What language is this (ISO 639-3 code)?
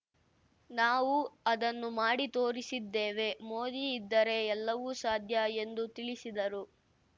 kan